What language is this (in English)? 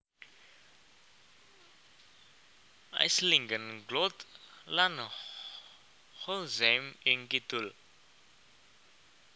Javanese